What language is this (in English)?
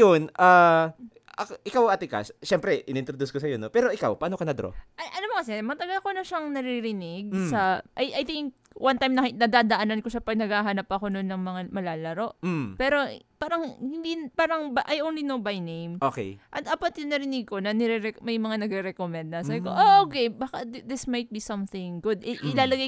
Filipino